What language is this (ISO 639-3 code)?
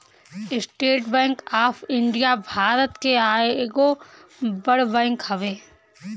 bho